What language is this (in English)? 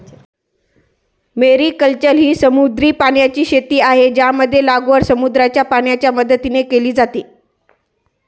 Marathi